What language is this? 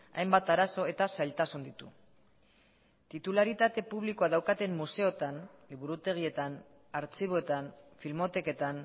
Basque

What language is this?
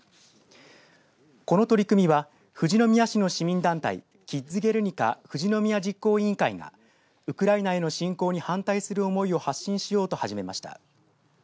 Japanese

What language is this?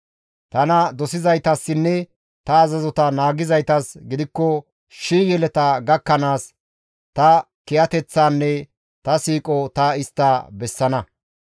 Gamo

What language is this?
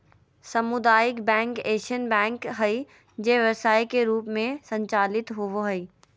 Magahi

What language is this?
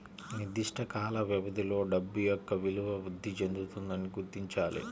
Telugu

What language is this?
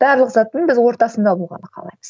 Kazakh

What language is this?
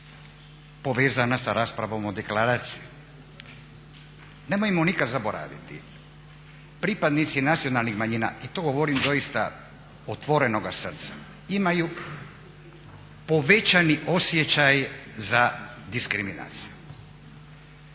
Croatian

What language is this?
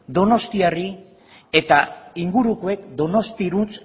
Basque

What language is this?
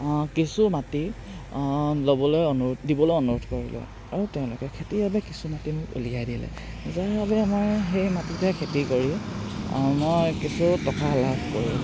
Assamese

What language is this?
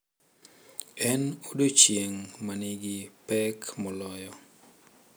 Luo (Kenya and Tanzania)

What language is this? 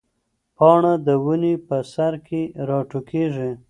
Pashto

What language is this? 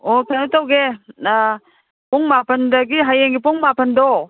Manipuri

